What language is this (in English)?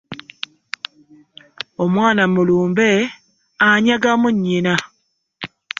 Ganda